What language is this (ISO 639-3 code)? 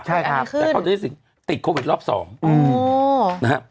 tha